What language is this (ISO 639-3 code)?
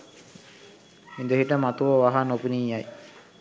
sin